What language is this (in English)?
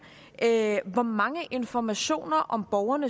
Danish